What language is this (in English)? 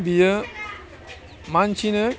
Bodo